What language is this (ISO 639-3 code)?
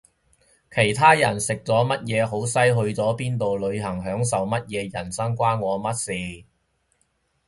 yue